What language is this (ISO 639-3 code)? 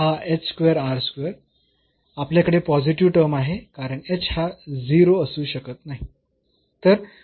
mar